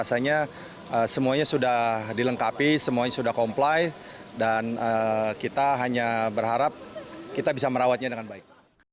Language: Indonesian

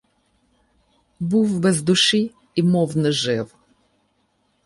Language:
Ukrainian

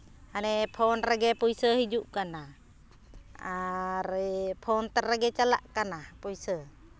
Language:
Santali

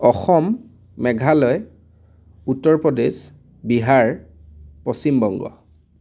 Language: Assamese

